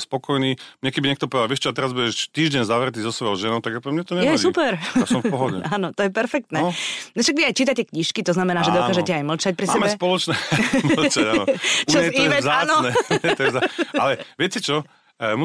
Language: Slovak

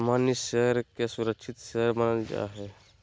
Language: Magahi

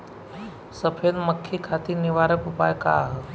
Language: Bhojpuri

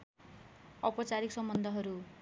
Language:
Nepali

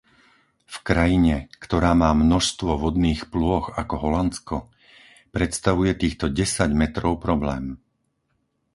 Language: Slovak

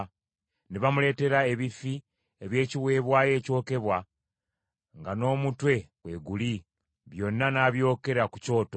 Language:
Ganda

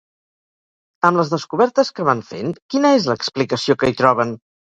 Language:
Catalan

